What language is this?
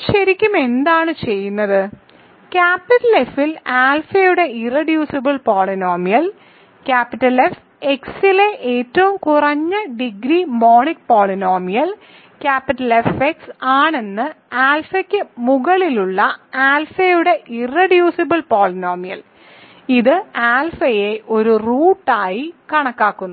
Malayalam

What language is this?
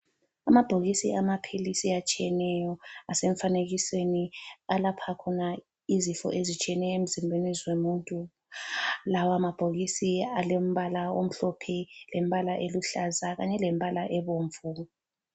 North Ndebele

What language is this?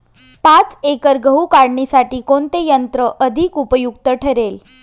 Marathi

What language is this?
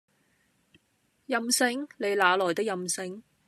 Cantonese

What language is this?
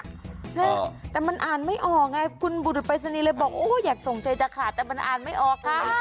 Thai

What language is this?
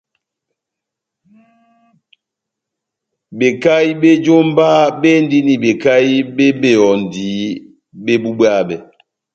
Batanga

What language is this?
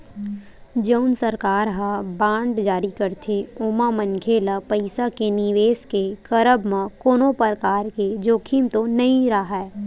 Chhattisgarhi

